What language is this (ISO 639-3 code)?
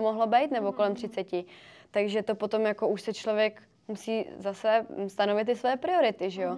ces